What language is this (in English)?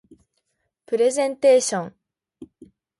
Japanese